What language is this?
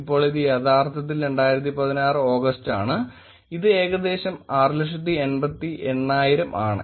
Malayalam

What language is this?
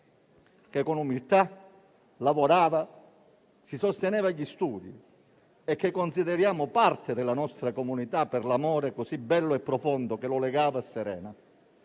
Italian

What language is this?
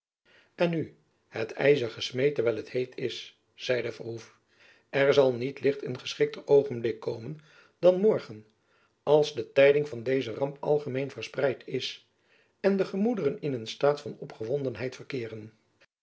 Dutch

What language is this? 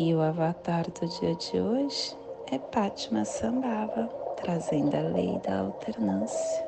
Portuguese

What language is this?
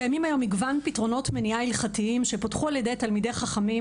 Hebrew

